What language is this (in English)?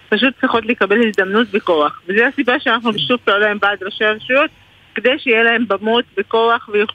Hebrew